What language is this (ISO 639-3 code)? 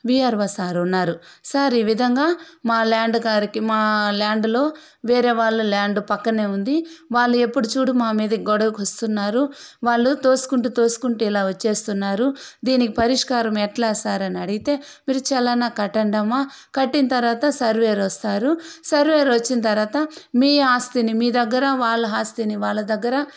tel